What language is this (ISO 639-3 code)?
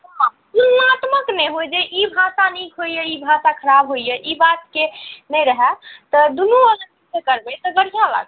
mai